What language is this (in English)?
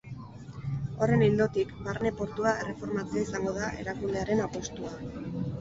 Basque